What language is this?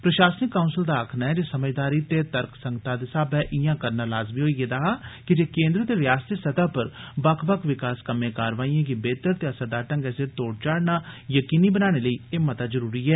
Dogri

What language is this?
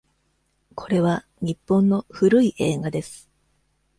Japanese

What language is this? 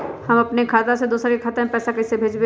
Magahi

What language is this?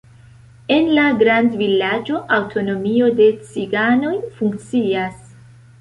Esperanto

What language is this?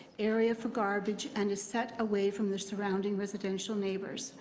English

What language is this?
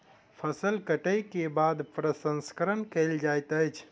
Maithili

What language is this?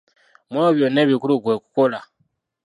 Ganda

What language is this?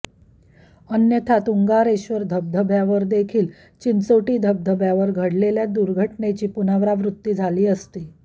Marathi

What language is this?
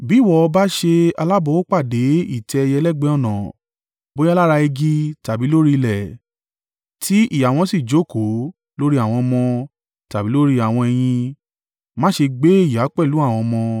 Yoruba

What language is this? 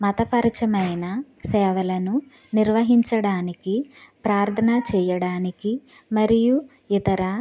Telugu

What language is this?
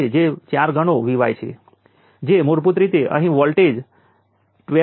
Gujarati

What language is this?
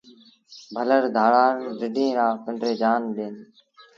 Sindhi Bhil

